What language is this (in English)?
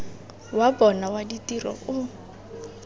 Tswana